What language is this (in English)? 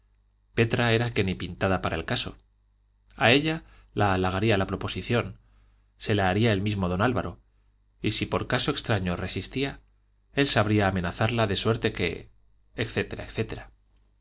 Spanish